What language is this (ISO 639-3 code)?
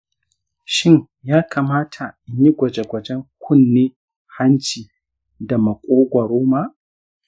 hau